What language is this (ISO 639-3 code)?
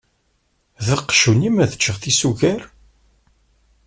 kab